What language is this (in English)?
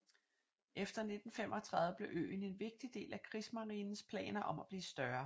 Danish